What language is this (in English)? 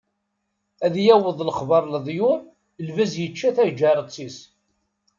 Kabyle